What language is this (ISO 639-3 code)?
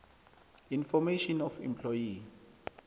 nbl